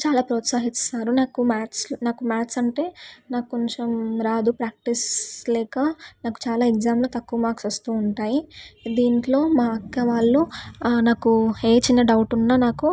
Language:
Telugu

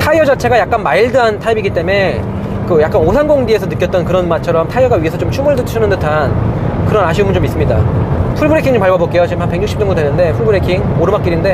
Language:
Korean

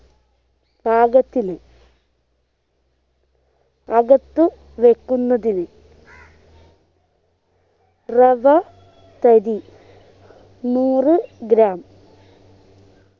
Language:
Malayalam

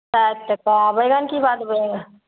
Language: Maithili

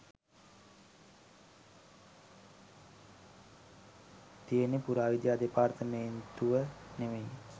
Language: Sinhala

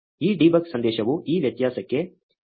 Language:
Kannada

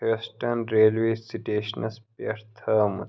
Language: Kashmiri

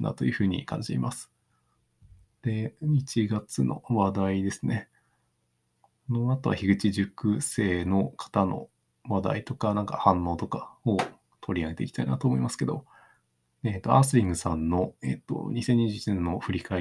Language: Japanese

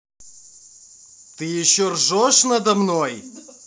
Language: Russian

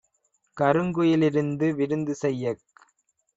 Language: Tamil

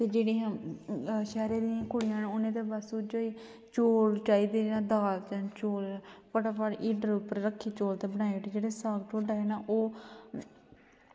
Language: Dogri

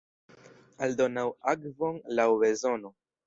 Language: Esperanto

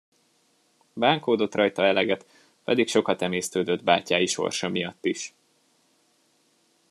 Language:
Hungarian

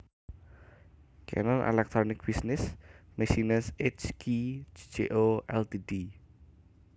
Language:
Javanese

